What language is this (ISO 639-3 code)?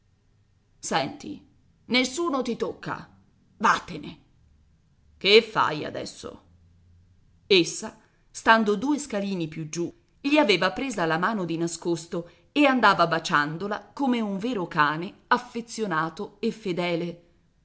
ita